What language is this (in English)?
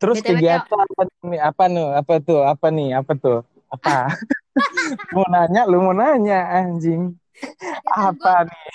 Indonesian